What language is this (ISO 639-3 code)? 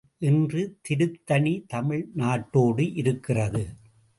tam